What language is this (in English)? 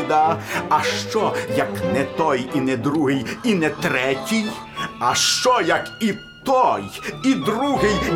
Ukrainian